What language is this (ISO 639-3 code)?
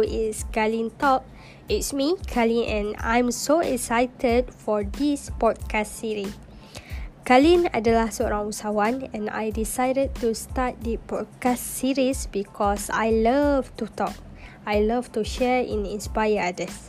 msa